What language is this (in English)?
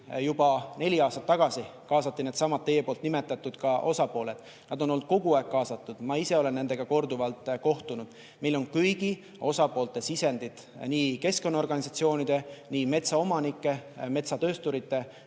Estonian